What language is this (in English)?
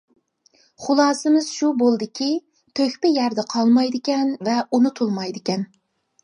Uyghur